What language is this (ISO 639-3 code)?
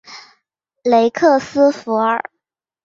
zho